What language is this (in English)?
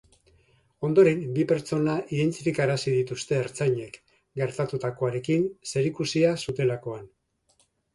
Basque